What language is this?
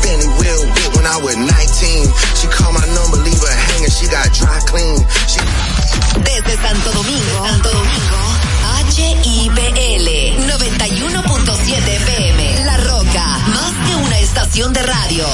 Spanish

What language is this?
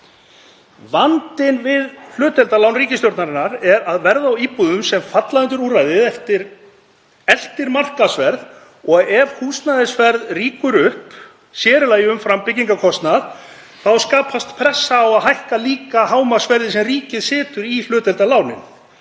Icelandic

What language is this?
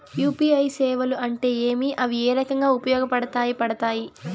Telugu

